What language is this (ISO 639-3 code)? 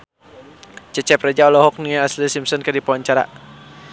sun